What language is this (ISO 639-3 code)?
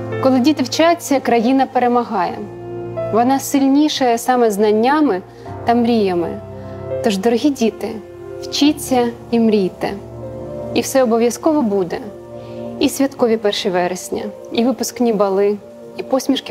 ukr